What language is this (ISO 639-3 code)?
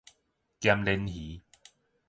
nan